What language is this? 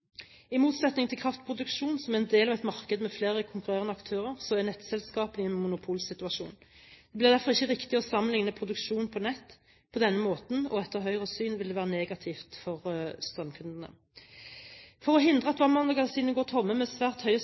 Norwegian Bokmål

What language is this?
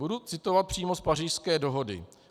Czech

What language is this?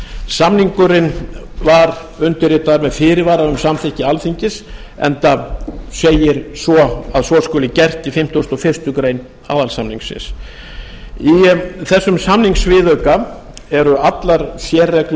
Icelandic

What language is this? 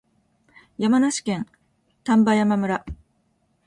Japanese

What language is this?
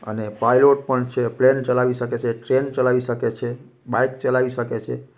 Gujarati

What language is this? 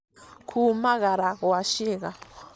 Kikuyu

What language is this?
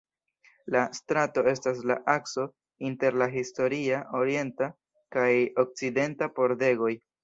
Esperanto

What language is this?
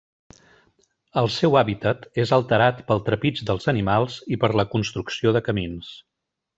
Catalan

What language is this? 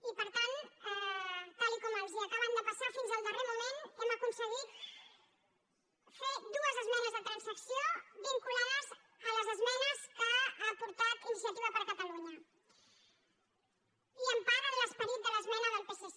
Catalan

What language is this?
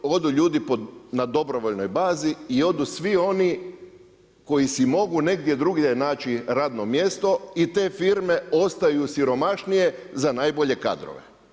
Croatian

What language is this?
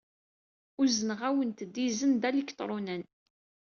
Kabyle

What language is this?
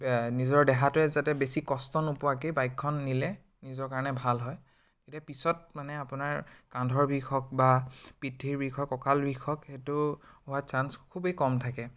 Assamese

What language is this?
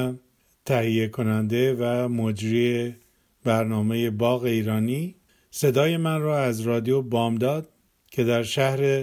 Persian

